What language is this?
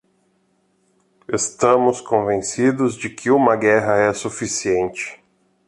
Portuguese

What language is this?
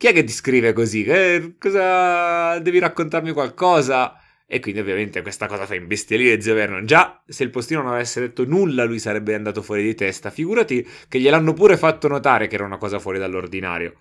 Italian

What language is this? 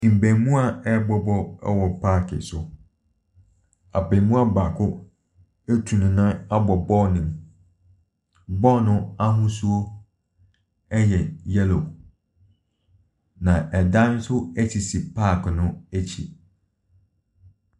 Akan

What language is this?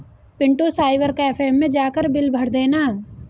Hindi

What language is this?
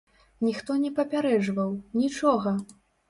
Belarusian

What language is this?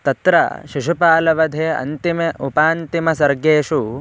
Sanskrit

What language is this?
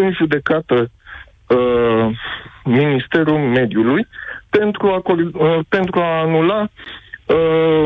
Romanian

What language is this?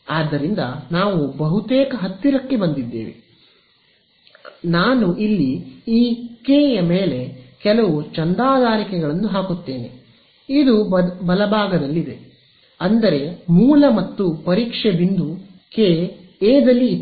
Kannada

